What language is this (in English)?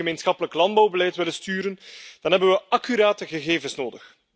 Dutch